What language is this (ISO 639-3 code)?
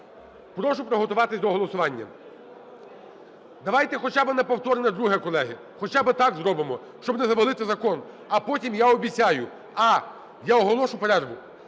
ukr